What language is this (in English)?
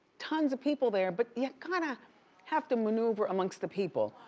English